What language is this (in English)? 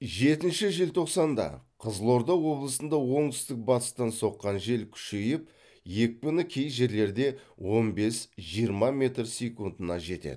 Kazakh